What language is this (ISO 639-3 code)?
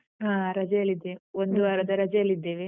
kan